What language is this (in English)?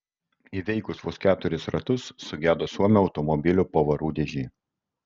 Lithuanian